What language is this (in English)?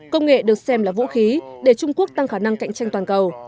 Vietnamese